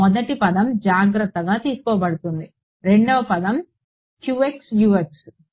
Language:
Telugu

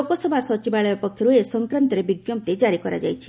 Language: Odia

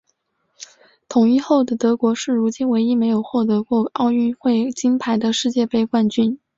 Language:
Chinese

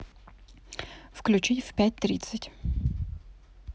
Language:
Russian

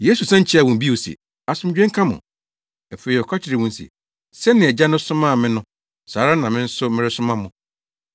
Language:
Akan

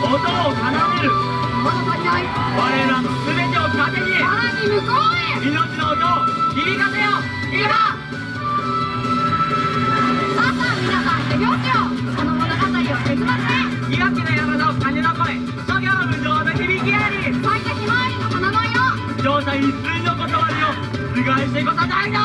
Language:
Japanese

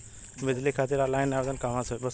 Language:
Bhojpuri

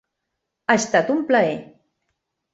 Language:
Catalan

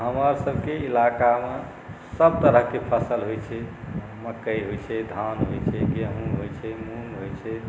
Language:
Maithili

